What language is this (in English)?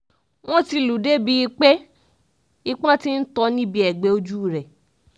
Yoruba